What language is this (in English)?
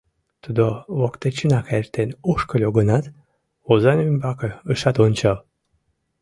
Mari